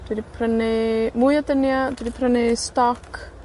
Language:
Welsh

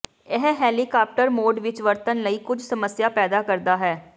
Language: Punjabi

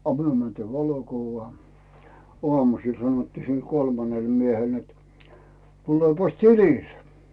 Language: Finnish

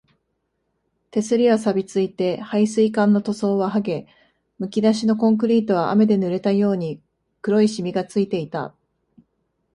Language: Japanese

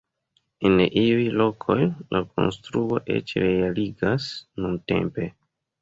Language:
Esperanto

